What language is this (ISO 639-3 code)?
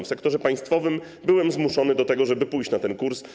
pol